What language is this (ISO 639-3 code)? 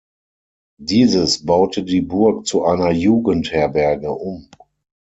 deu